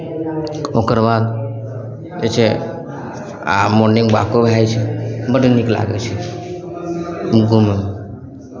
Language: Maithili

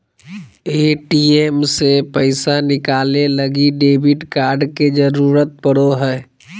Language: Magahi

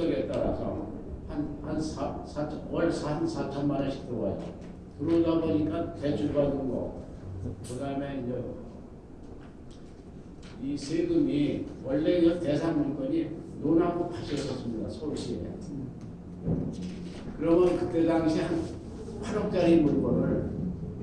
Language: Korean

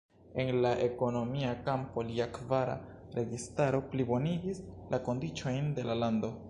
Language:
Esperanto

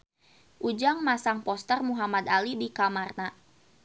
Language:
Sundanese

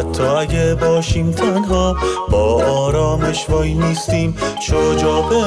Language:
Persian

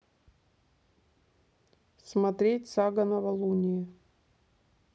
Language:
Russian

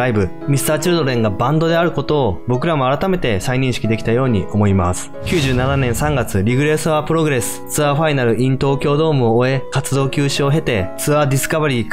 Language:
Japanese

